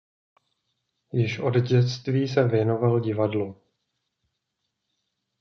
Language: Czech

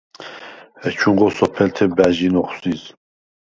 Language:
Svan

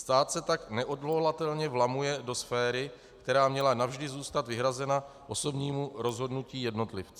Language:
Czech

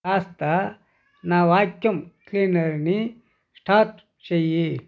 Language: Telugu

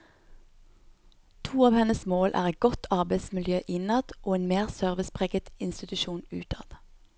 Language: Norwegian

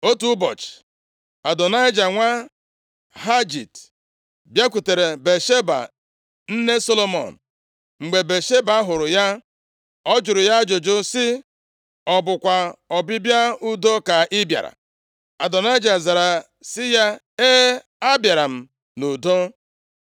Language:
Igbo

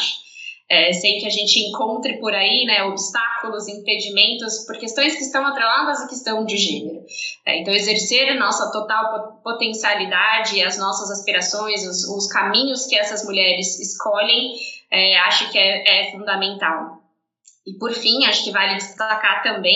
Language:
Portuguese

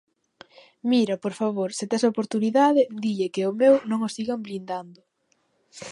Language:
Galician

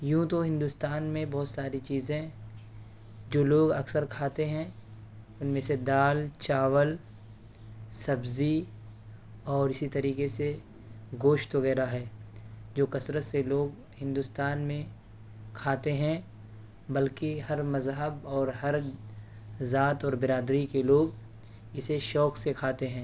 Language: Urdu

